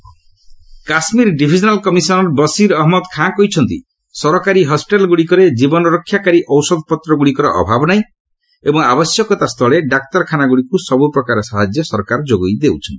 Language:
Odia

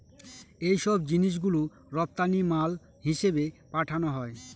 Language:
Bangla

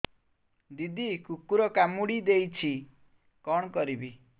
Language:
Odia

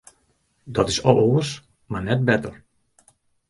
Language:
Western Frisian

